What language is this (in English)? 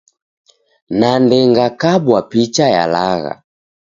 Taita